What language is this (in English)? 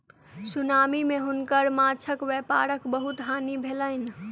Maithili